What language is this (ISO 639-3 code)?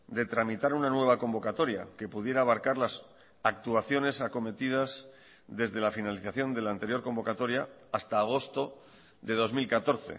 spa